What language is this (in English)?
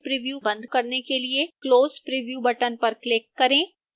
Hindi